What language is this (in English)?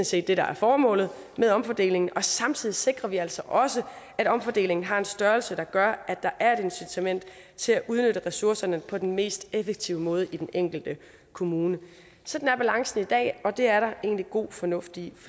Danish